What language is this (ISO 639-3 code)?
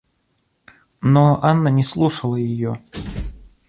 rus